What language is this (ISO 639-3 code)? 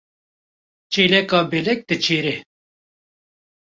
kur